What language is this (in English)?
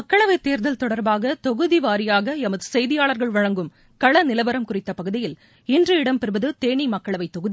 Tamil